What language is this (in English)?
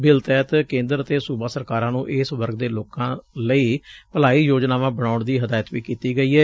Punjabi